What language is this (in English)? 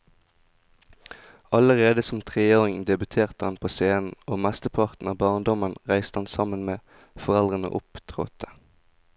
Norwegian